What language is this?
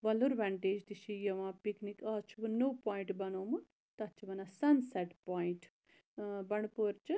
Kashmiri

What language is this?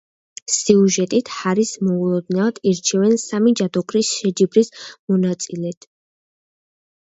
Georgian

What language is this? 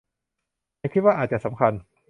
Thai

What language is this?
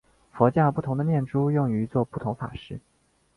Chinese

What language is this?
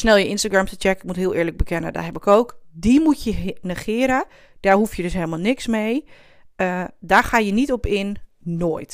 Dutch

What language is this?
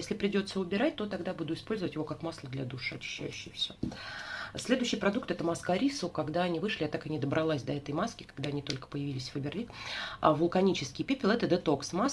Russian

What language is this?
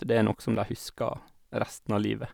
Norwegian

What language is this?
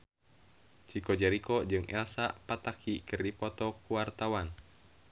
Sundanese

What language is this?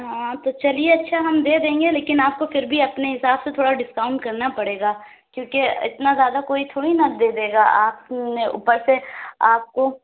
Urdu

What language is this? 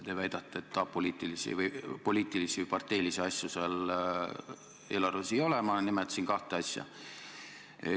Estonian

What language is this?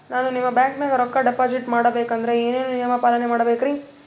Kannada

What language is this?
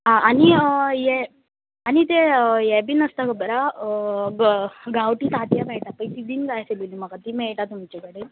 Konkani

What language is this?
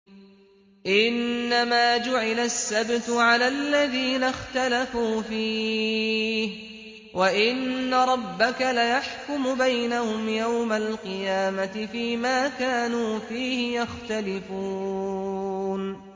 Arabic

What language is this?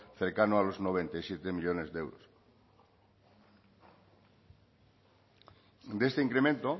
Spanish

